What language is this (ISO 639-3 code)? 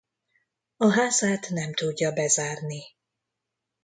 hun